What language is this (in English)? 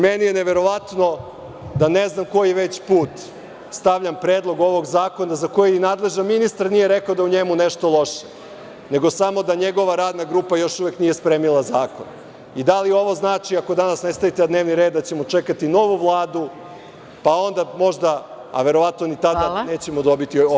Serbian